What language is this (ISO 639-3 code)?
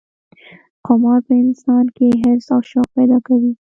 pus